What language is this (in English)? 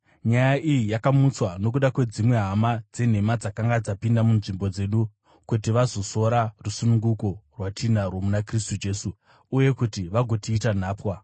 Shona